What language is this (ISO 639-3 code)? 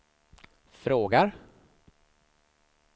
swe